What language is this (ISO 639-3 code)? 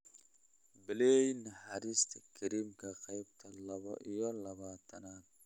som